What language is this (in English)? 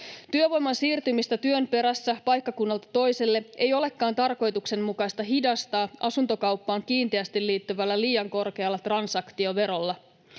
Finnish